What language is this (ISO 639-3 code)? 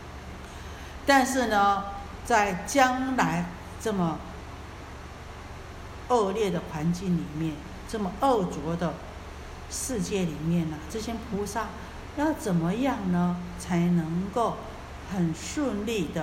zho